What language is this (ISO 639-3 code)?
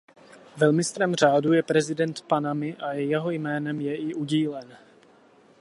ces